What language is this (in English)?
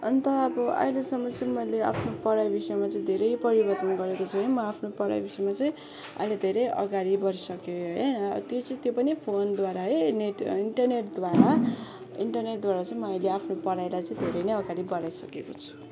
Nepali